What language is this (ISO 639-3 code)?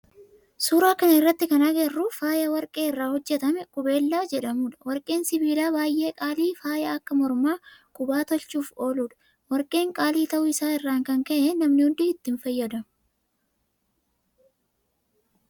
orm